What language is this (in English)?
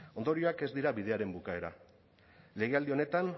Basque